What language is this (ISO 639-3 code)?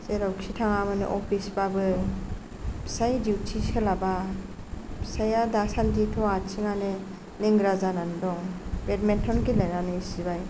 brx